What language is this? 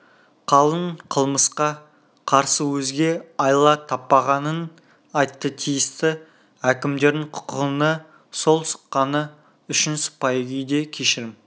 Kazakh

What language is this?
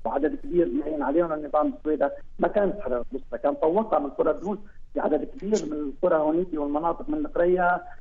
Arabic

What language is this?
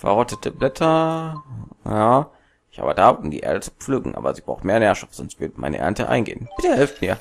German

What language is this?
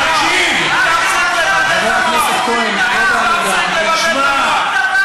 Hebrew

